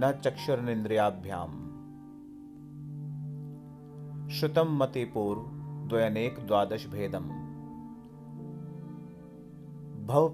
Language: Hindi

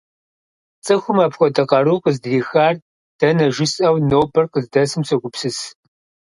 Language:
Kabardian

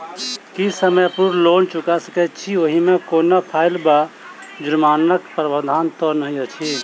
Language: Maithili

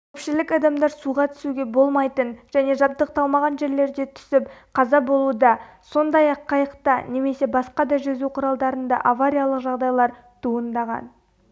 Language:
Kazakh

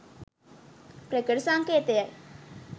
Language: Sinhala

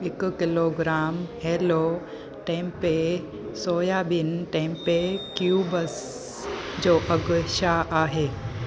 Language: Sindhi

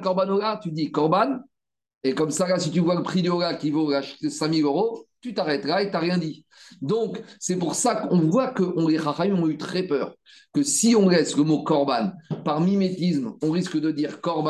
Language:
French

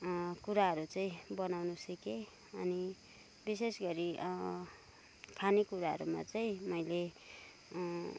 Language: Nepali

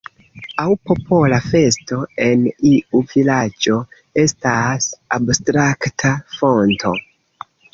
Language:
Esperanto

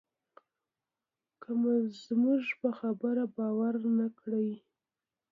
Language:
Pashto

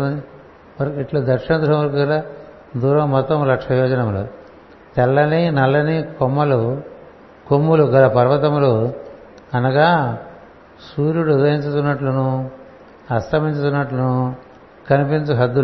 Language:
Telugu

